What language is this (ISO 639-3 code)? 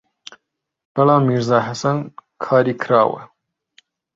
ckb